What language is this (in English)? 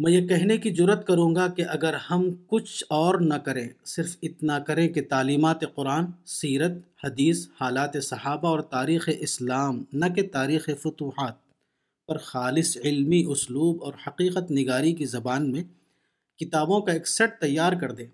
Urdu